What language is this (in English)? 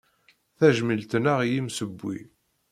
Kabyle